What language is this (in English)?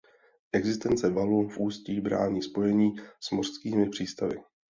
Czech